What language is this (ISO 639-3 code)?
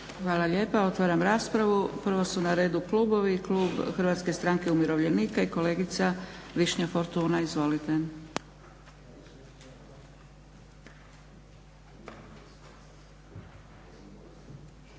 hrv